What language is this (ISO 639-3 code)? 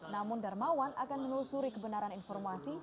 ind